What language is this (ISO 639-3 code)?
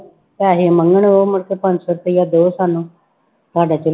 pan